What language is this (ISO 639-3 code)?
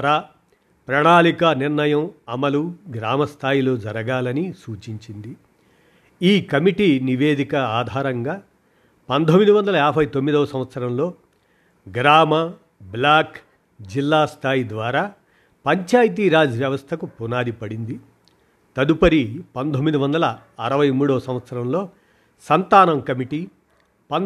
tel